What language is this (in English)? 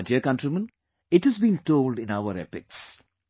English